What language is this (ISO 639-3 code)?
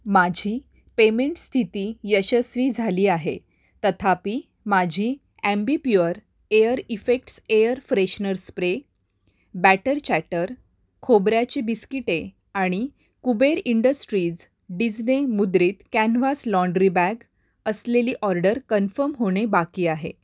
mar